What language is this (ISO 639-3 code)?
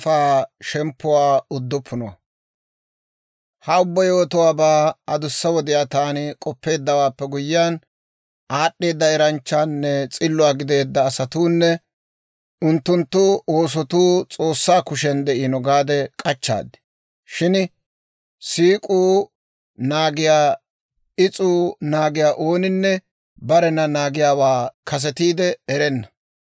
dwr